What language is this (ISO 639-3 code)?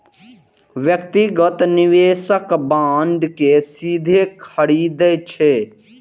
mai